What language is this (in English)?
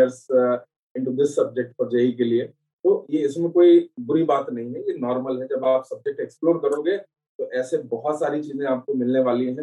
Hindi